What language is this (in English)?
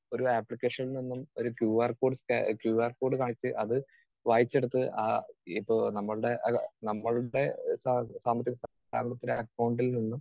Malayalam